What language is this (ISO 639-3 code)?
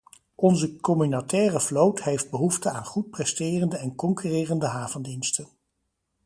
nld